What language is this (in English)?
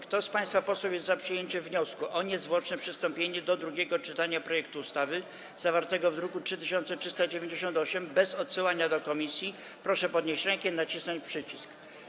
Polish